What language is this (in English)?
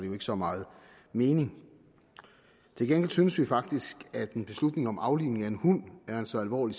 Danish